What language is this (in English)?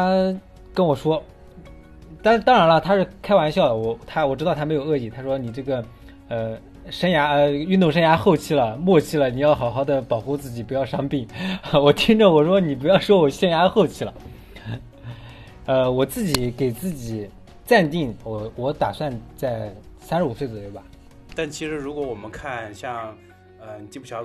Chinese